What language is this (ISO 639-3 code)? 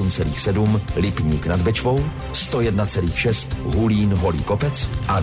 ces